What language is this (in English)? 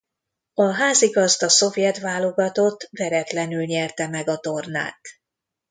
Hungarian